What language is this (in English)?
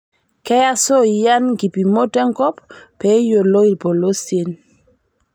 Masai